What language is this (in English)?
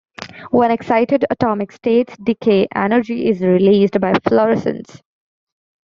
English